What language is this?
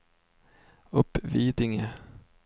Swedish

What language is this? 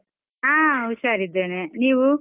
Kannada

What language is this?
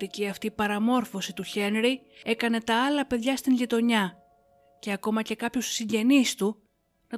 Greek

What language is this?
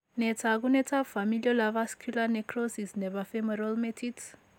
Kalenjin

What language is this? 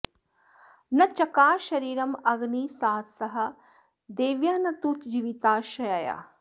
Sanskrit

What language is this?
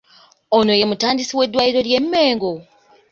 Ganda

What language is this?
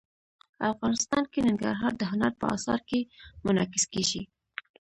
Pashto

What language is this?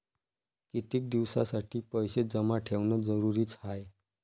Marathi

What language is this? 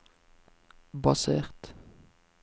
Norwegian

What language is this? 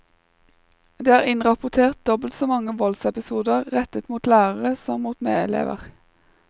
Norwegian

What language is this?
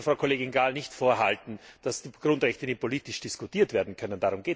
German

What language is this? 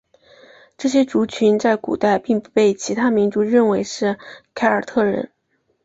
Chinese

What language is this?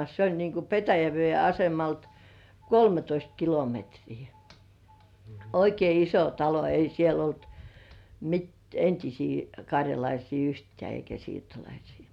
Finnish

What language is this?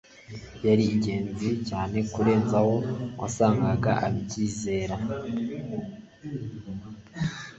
Kinyarwanda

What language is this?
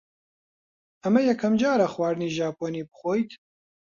Central Kurdish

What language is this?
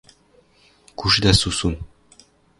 Western Mari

